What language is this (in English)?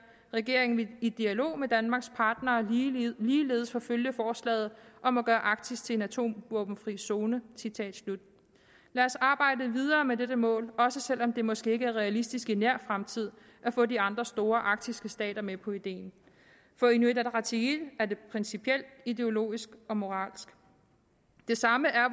Danish